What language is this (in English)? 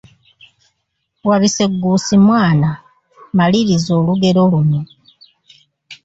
Ganda